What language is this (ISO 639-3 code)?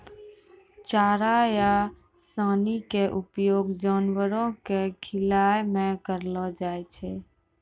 mai